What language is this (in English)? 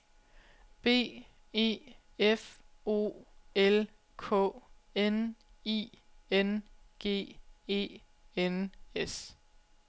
Danish